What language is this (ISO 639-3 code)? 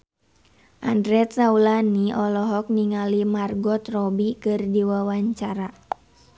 sun